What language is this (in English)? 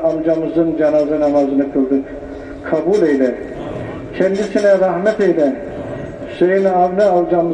Turkish